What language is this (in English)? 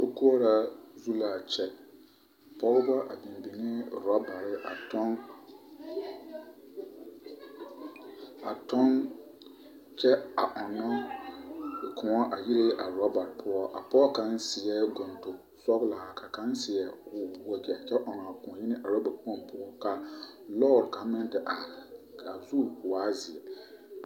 Southern Dagaare